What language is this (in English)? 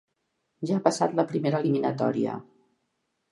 Catalan